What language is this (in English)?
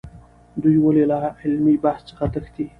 Pashto